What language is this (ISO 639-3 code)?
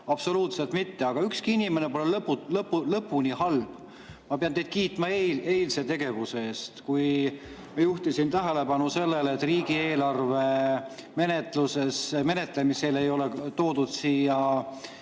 est